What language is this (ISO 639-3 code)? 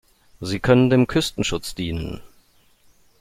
deu